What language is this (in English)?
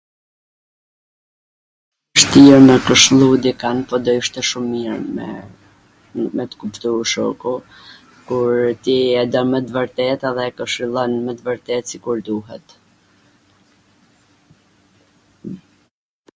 Gheg Albanian